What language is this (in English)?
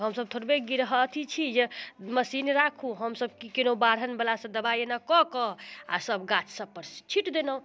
Maithili